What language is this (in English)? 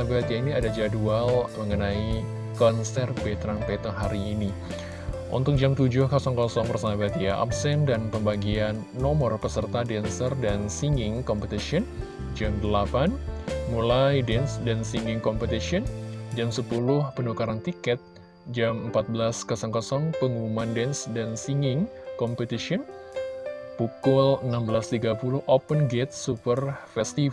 Indonesian